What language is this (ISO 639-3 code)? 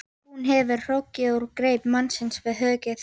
isl